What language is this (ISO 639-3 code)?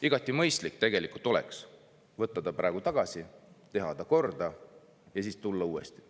est